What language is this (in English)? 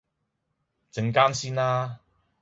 Cantonese